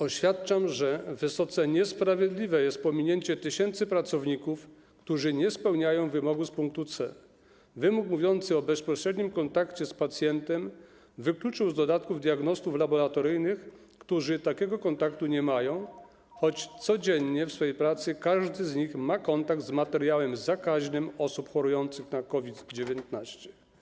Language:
Polish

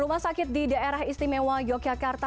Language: Indonesian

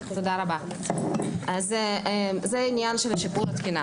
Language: Hebrew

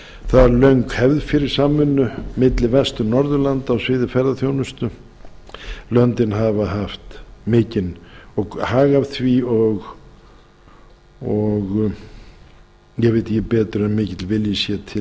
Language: Icelandic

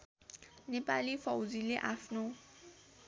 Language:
Nepali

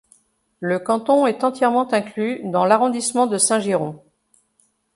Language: French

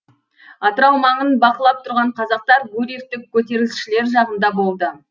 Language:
Kazakh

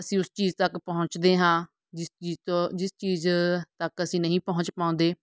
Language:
Punjabi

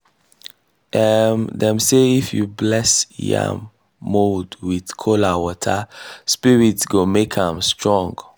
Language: Nigerian Pidgin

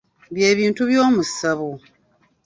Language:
Ganda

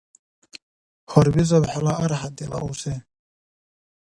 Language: Dargwa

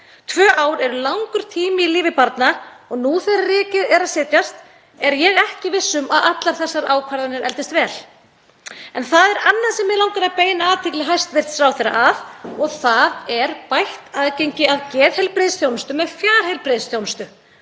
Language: Icelandic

